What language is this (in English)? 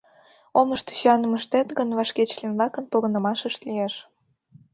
Mari